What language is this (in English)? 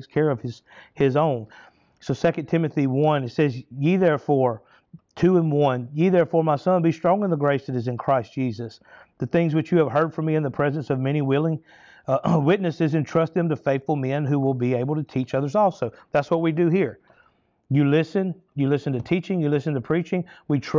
English